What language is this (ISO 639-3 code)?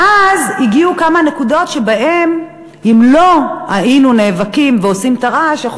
heb